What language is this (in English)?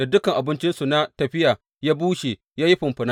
Hausa